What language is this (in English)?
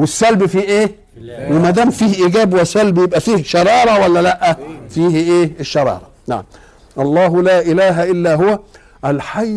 Arabic